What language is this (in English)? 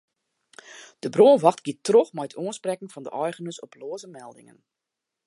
Western Frisian